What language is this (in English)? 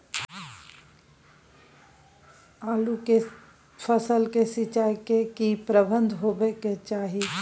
Maithili